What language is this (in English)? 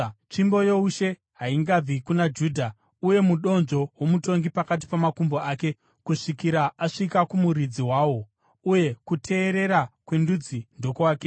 Shona